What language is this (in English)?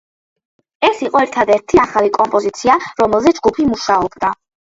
Georgian